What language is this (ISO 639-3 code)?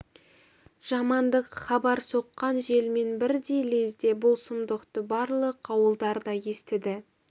kaz